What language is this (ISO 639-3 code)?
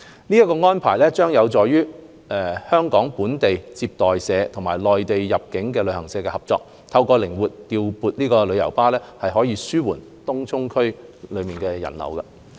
yue